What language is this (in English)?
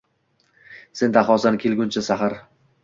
Uzbek